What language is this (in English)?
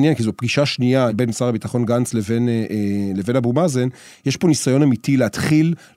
Hebrew